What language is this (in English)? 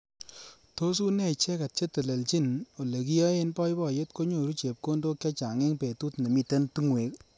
Kalenjin